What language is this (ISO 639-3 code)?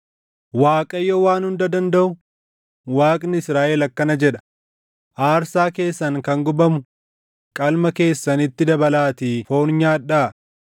orm